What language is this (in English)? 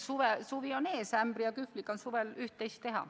Estonian